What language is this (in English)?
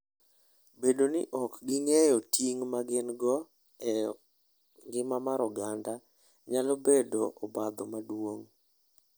Luo (Kenya and Tanzania)